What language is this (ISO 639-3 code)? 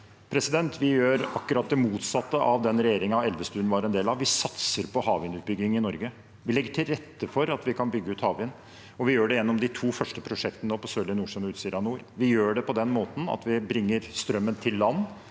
nor